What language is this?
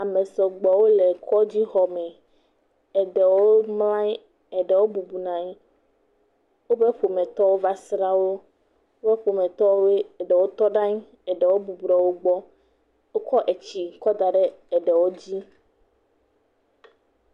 Ewe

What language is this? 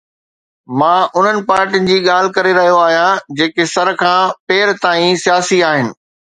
Sindhi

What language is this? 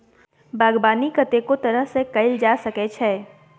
Maithili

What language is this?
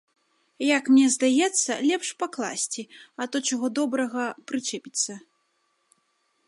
Belarusian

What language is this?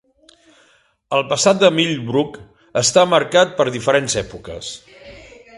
Catalan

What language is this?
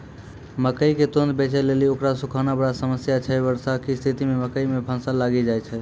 Maithili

